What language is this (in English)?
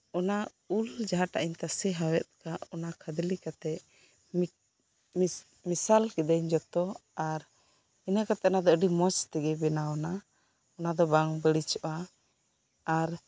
Santali